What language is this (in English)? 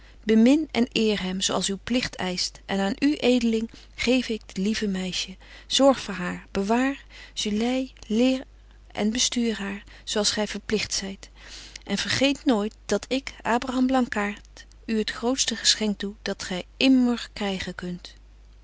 Dutch